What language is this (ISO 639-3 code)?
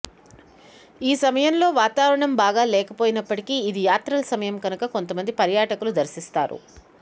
tel